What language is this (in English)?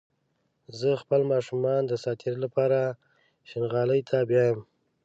Pashto